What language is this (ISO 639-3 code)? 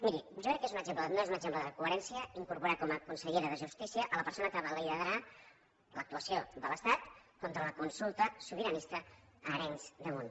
cat